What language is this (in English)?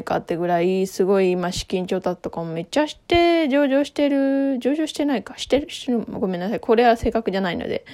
Japanese